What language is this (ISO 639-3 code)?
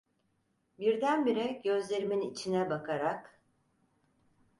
tur